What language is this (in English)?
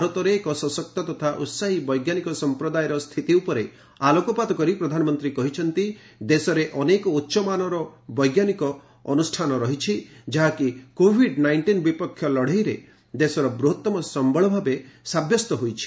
Odia